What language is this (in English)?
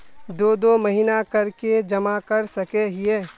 Magahi